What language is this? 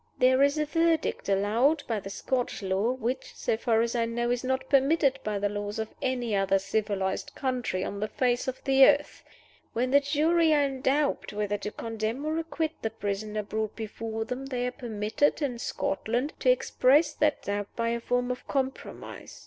English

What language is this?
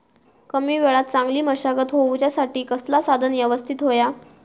Marathi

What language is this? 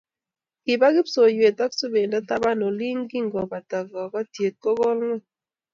Kalenjin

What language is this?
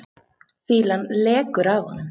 Icelandic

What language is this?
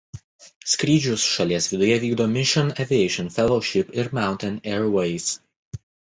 Lithuanian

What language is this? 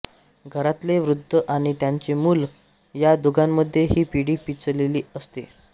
Marathi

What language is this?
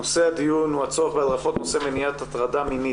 Hebrew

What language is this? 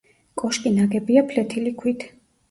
Georgian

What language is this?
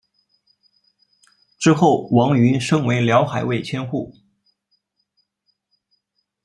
Chinese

